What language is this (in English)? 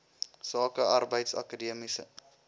Afrikaans